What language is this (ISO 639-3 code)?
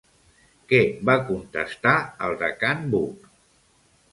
cat